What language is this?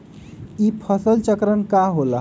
Magahi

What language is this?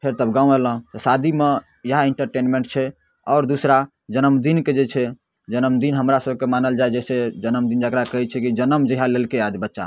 Maithili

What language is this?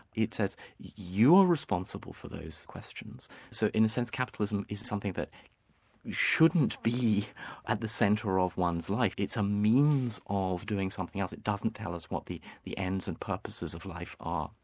English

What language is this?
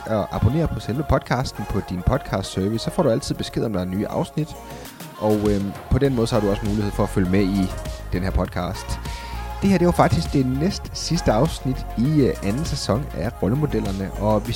Danish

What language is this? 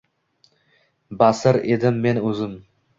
Uzbek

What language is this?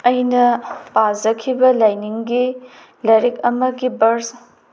Manipuri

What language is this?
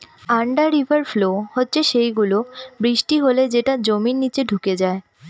Bangla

